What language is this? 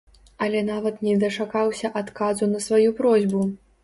Belarusian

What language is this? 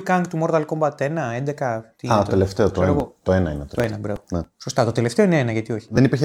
Greek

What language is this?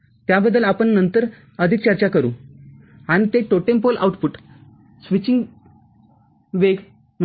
Marathi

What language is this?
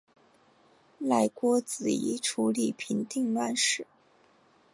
Chinese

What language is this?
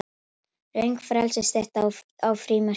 Icelandic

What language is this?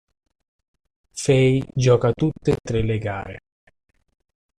Italian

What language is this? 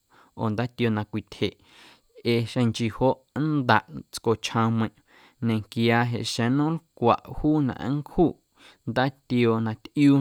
Guerrero Amuzgo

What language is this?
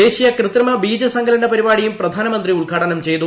Malayalam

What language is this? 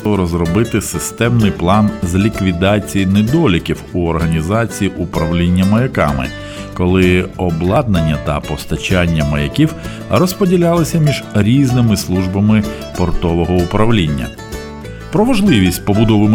Ukrainian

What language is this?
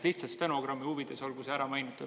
Estonian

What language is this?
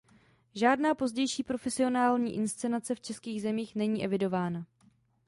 Czech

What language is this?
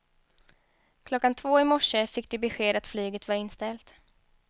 Swedish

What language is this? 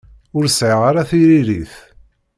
Kabyle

